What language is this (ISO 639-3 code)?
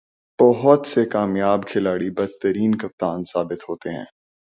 urd